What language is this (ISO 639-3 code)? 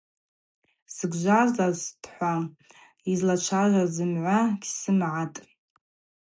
abq